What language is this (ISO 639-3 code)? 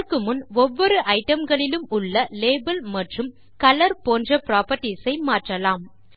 tam